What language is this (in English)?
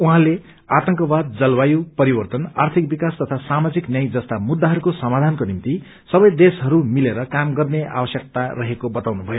Nepali